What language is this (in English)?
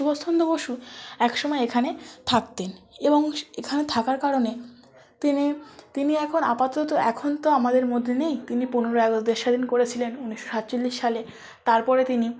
Bangla